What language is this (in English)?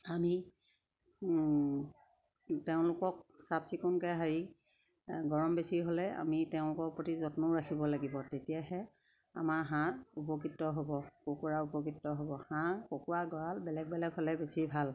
Assamese